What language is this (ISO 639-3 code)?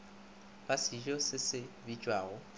nso